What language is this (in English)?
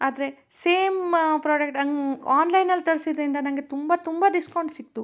Kannada